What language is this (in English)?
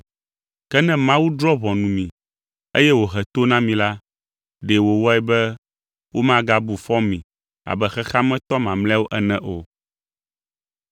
Ewe